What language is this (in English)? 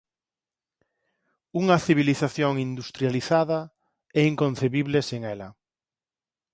Galician